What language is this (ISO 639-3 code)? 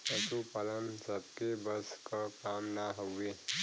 bho